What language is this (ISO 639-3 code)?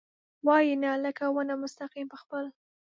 pus